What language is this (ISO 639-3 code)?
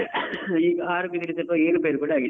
kan